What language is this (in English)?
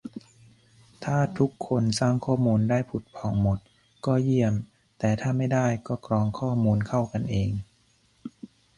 Thai